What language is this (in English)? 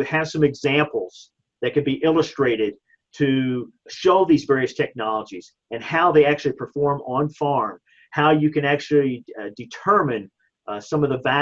English